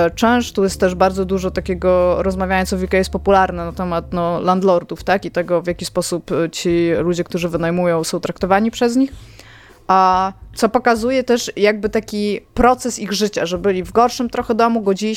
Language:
Polish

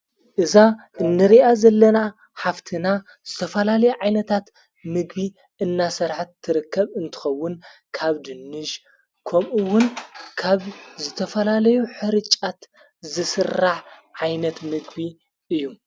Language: Tigrinya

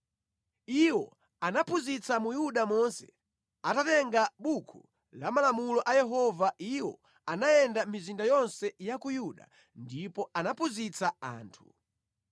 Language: Nyanja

